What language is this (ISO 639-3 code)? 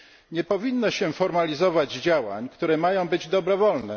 pol